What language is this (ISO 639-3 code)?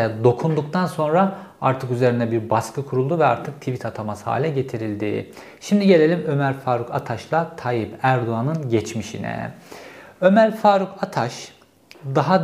tur